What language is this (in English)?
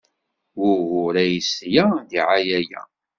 Kabyle